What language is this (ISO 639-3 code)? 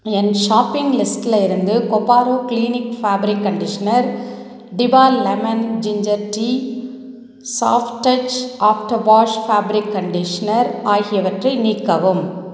tam